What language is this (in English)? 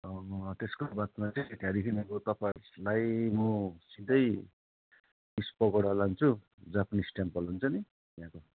Nepali